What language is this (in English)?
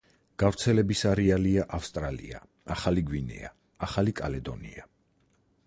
Georgian